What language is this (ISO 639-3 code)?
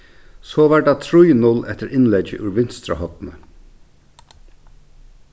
fao